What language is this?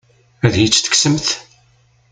Kabyle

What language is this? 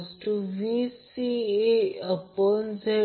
Marathi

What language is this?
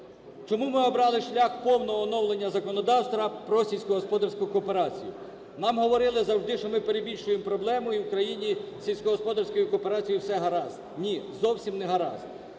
Ukrainian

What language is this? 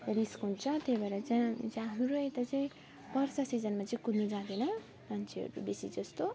Nepali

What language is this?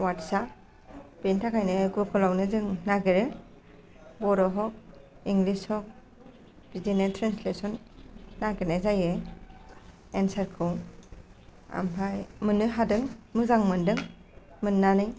Bodo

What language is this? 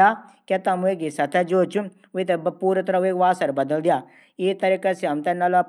Garhwali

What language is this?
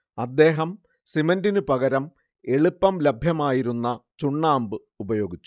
Malayalam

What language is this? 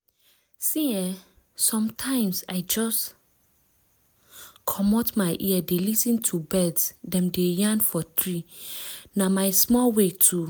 Nigerian Pidgin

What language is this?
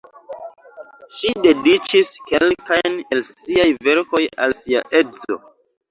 Esperanto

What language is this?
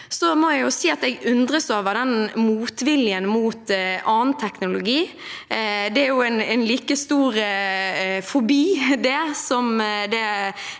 Norwegian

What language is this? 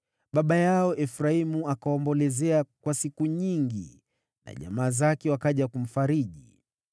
Swahili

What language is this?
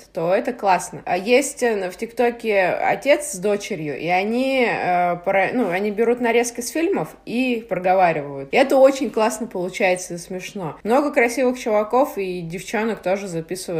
Russian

